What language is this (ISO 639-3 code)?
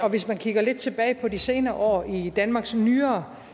dan